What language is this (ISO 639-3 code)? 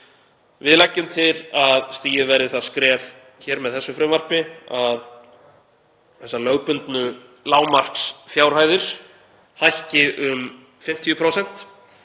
isl